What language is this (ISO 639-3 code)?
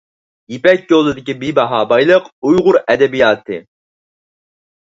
uig